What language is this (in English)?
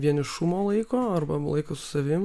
Lithuanian